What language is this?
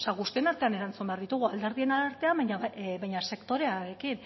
Basque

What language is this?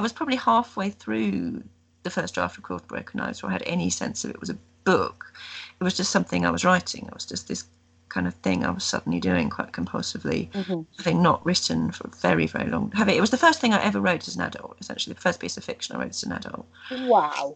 English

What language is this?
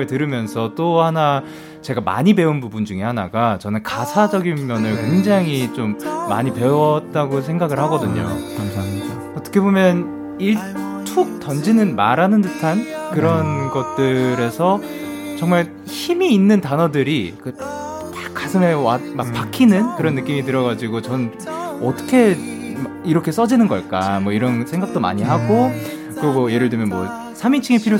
Korean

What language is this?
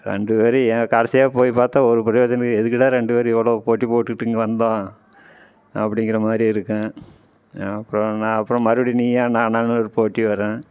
Tamil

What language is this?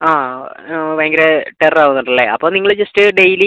Malayalam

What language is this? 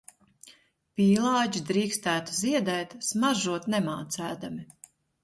Latvian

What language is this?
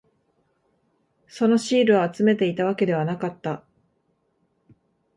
Japanese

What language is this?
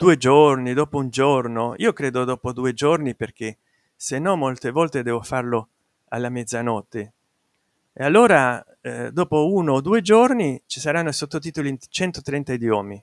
Italian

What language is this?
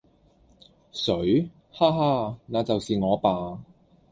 Cantonese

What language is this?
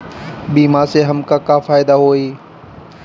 Bhojpuri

